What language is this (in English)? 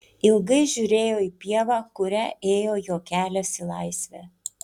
Lithuanian